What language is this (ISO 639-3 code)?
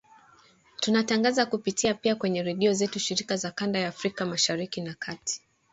swa